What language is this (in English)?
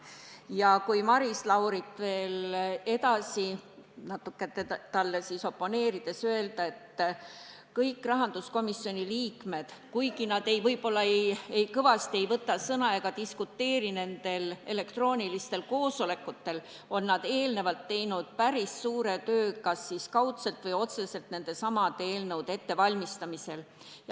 Estonian